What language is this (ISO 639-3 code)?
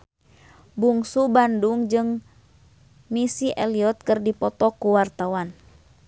sun